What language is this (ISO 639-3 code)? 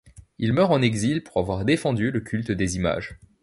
fra